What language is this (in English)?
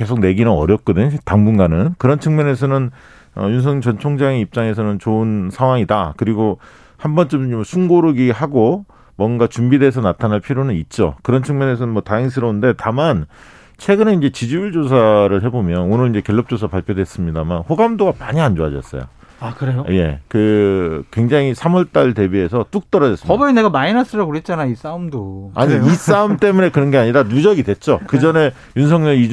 Korean